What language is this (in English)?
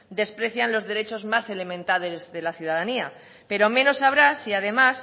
Spanish